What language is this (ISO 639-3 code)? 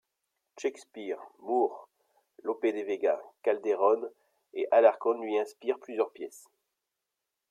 fra